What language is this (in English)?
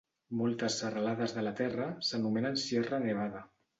Catalan